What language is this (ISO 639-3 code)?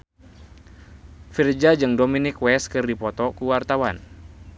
sun